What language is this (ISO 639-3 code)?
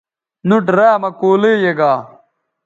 btv